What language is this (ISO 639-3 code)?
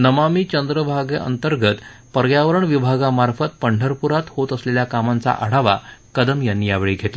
mar